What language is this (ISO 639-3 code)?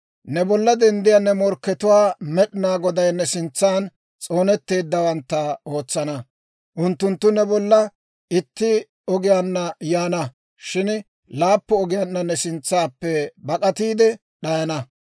dwr